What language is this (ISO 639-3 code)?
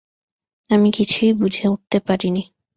ben